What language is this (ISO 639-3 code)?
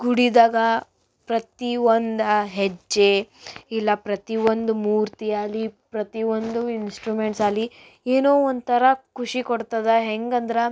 kan